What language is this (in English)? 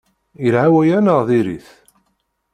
Kabyle